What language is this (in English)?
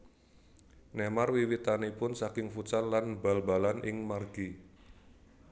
Javanese